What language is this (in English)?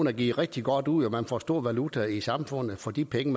Danish